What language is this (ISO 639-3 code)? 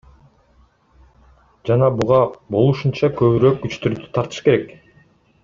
kir